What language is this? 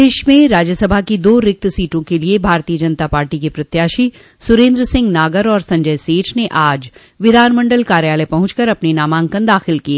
Hindi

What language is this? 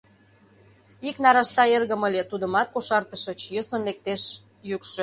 Mari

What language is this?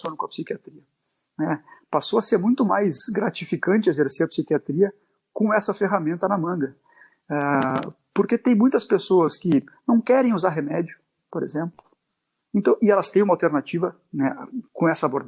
Portuguese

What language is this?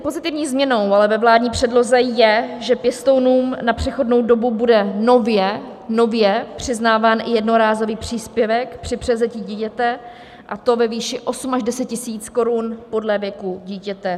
Czech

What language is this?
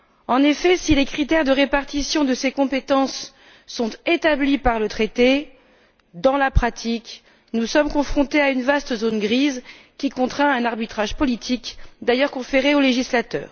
French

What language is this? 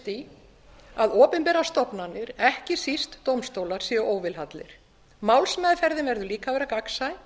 Icelandic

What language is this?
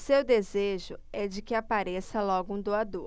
Portuguese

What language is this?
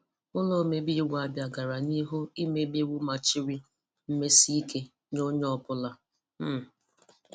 Igbo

